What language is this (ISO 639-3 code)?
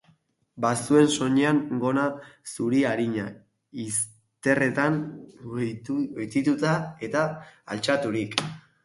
eus